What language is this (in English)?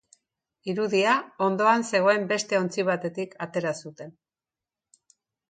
Basque